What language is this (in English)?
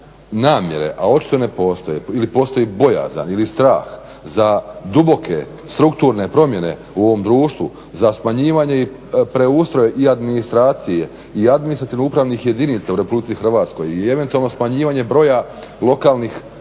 Croatian